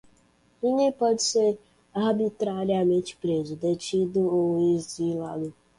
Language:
Portuguese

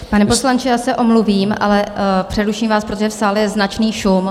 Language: Czech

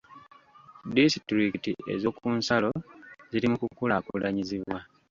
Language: Ganda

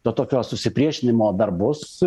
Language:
Lithuanian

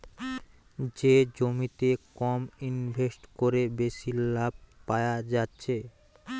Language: Bangla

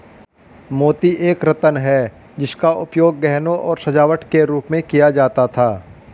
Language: Hindi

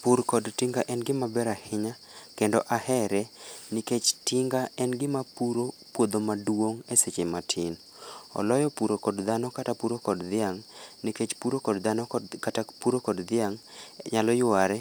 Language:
Luo (Kenya and Tanzania)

